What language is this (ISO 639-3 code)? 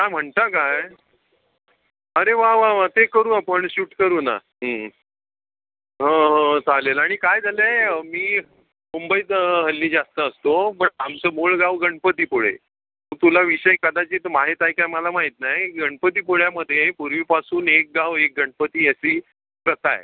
mar